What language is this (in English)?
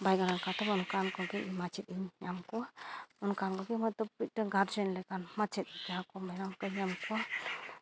Santali